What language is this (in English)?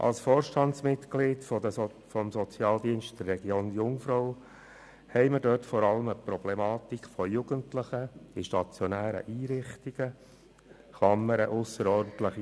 Swiss German